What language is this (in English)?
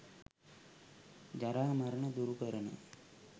Sinhala